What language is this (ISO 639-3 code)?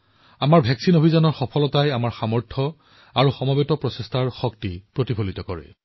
asm